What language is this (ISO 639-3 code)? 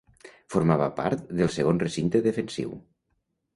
cat